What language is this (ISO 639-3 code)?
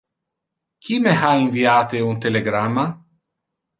ina